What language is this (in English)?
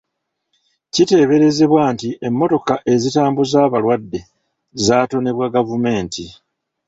Ganda